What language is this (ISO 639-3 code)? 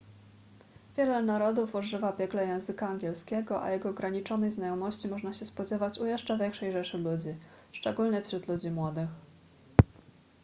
pol